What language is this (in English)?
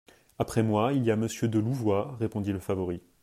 French